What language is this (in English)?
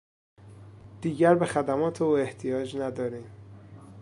Persian